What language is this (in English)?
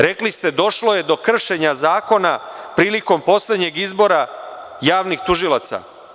Serbian